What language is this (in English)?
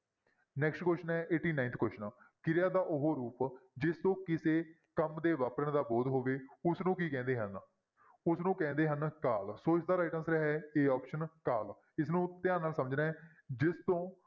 Punjabi